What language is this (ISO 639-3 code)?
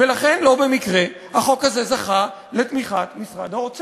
heb